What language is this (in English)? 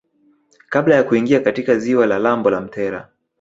Swahili